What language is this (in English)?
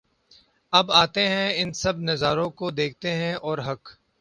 Urdu